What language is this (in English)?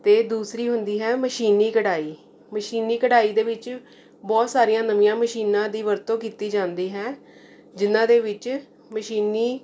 Punjabi